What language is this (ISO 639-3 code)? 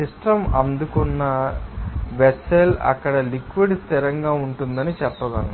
tel